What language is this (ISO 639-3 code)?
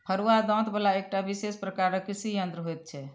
mai